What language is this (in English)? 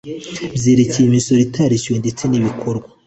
Kinyarwanda